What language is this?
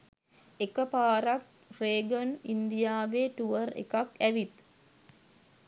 Sinhala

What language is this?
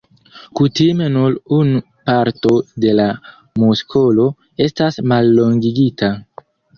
Esperanto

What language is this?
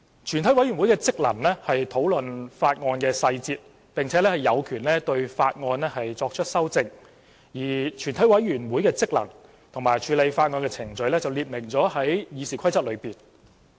Cantonese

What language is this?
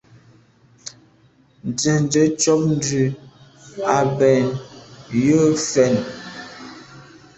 Medumba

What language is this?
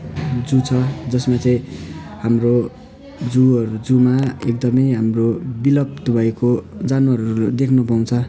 Nepali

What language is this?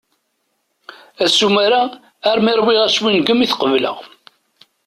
Kabyle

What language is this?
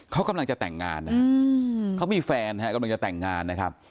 Thai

